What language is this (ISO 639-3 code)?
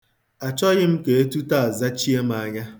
ibo